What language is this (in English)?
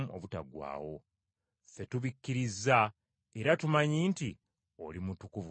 Ganda